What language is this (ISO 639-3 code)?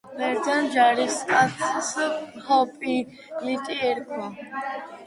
kat